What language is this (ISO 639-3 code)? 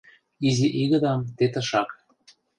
chm